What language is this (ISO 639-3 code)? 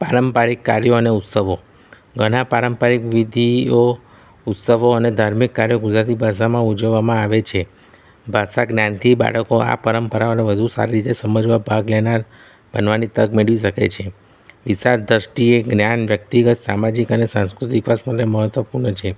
guj